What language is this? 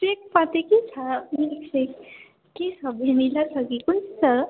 Nepali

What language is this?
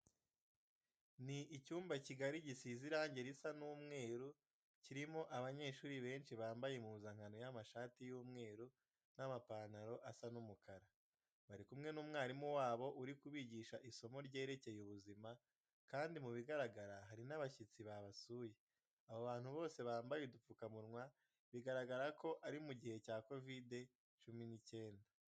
Kinyarwanda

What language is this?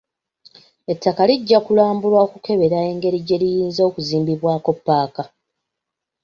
Ganda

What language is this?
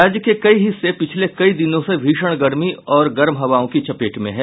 Hindi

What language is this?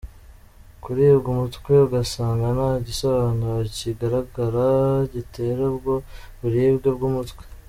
Kinyarwanda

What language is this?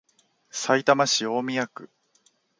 Japanese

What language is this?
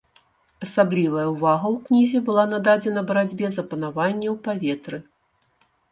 Belarusian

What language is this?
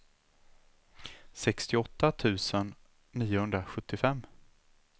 Swedish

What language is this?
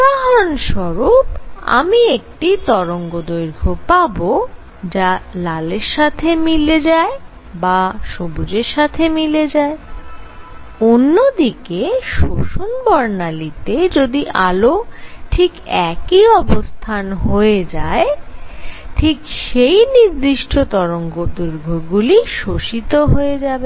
Bangla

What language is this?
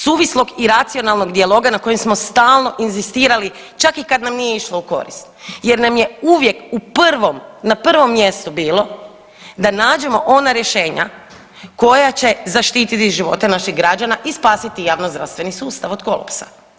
Croatian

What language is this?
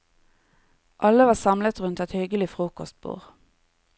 Norwegian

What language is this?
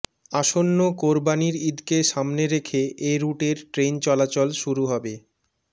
Bangla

